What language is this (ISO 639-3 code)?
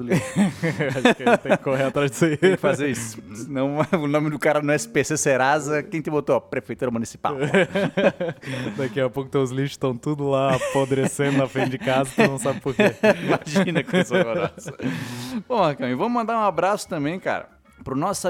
por